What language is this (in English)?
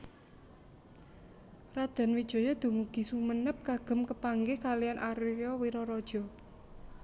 Javanese